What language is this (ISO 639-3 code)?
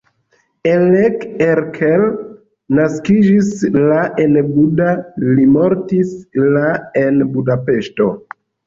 epo